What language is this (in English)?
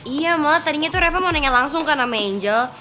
Indonesian